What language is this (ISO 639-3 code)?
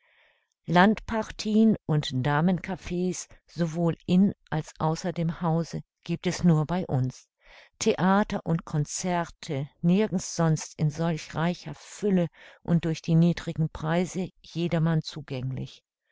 deu